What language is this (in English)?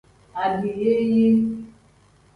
Tem